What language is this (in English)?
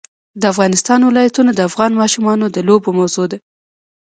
Pashto